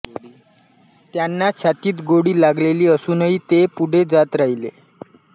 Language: Marathi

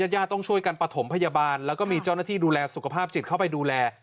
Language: Thai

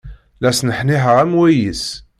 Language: Kabyle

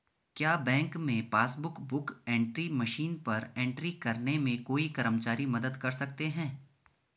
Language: Hindi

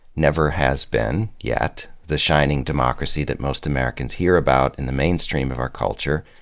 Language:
English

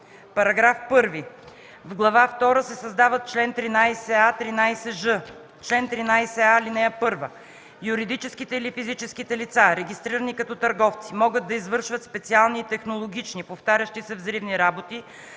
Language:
Bulgarian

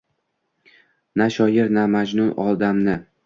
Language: Uzbek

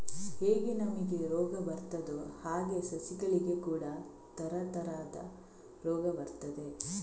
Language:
Kannada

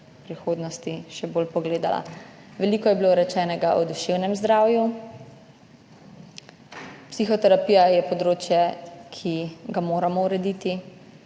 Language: Slovenian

